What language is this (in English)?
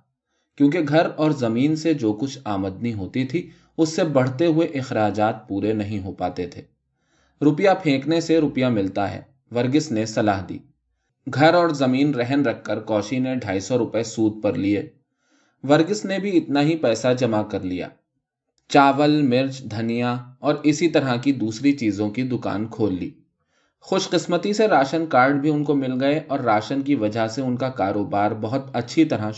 Urdu